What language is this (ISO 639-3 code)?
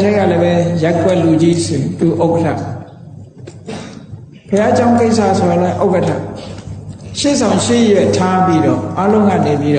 vie